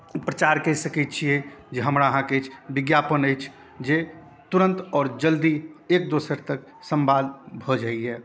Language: Maithili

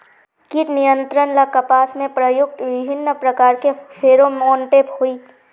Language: Magahi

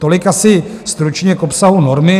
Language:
Czech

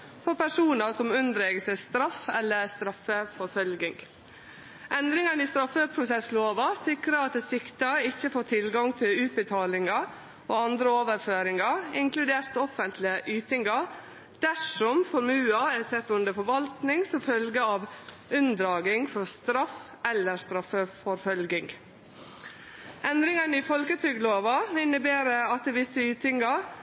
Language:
Norwegian Nynorsk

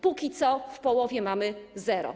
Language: Polish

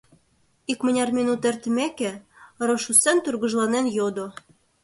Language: Mari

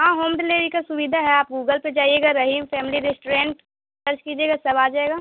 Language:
Urdu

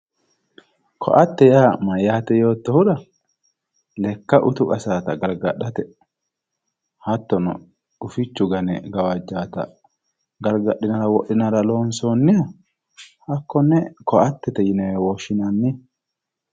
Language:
Sidamo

